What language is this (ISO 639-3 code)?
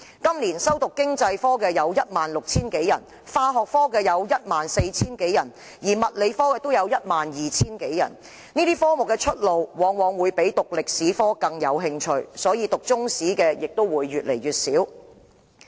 yue